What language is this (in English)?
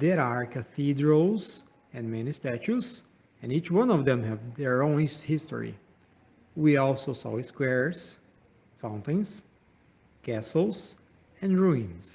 English